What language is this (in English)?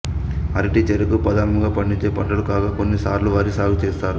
Telugu